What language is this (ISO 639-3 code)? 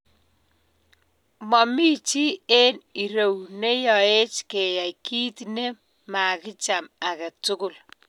kln